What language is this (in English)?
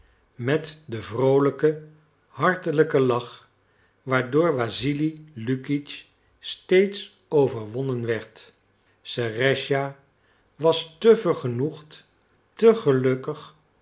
Dutch